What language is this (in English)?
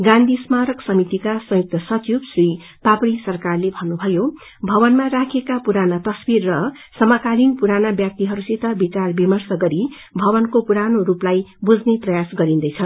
Nepali